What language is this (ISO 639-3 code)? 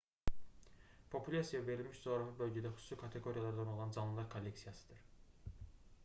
aze